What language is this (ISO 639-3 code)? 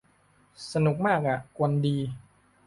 tha